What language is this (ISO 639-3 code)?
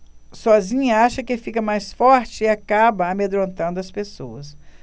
por